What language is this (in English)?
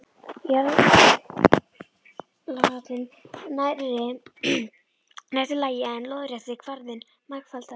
Icelandic